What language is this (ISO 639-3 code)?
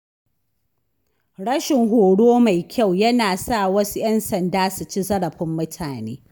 hau